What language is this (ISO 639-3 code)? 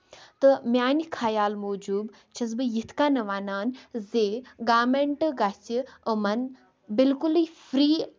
kas